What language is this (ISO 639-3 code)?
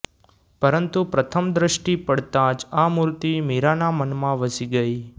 guj